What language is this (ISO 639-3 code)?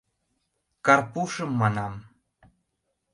chm